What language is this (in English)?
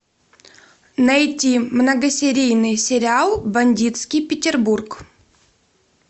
Russian